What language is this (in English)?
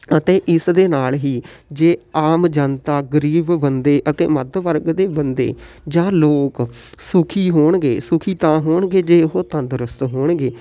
Punjabi